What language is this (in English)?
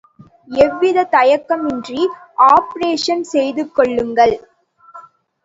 Tamil